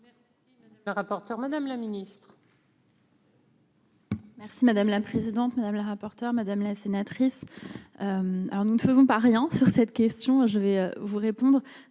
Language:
French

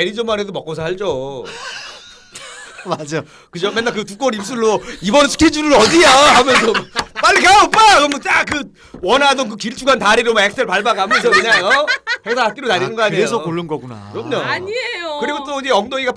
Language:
Korean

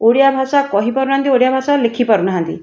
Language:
Odia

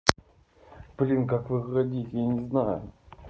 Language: Russian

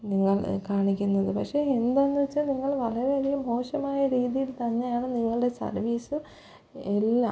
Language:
Malayalam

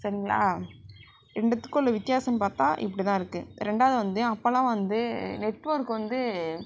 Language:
Tamil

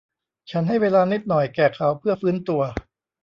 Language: Thai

